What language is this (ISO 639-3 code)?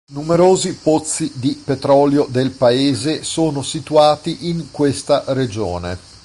ita